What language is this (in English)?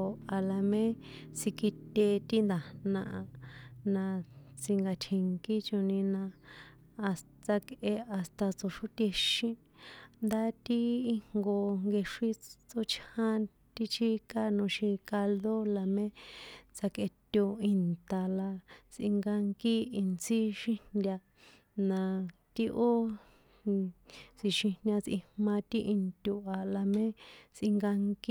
San Juan Atzingo Popoloca